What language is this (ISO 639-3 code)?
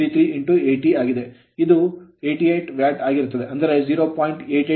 kan